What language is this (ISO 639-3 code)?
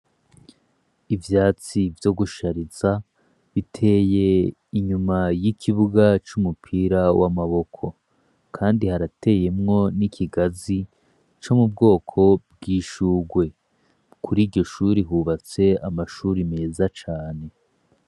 run